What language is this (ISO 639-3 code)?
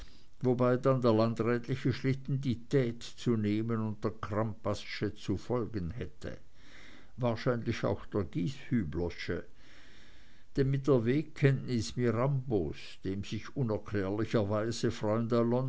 deu